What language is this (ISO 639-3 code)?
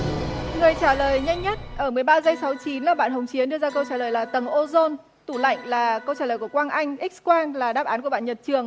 vie